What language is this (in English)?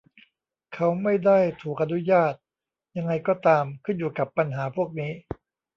Thai